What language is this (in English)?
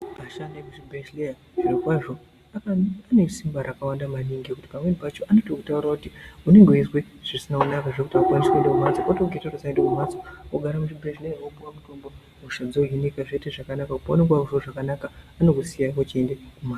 Ndau